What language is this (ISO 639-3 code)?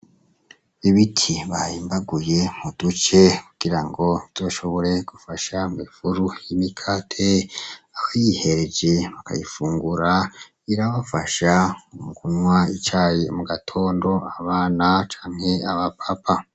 run